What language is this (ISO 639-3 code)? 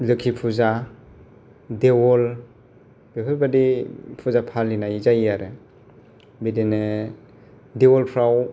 brx